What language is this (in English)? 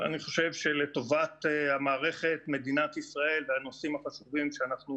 Hebrew